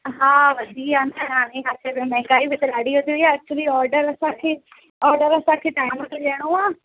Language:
Sindhi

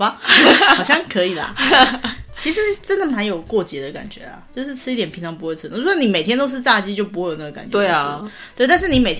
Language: Chinese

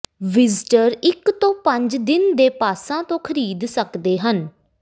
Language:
Punjabi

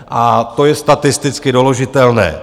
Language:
Czech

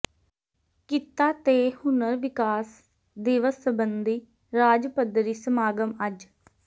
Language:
Punjabi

